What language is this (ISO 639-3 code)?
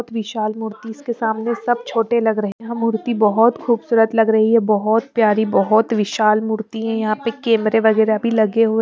hin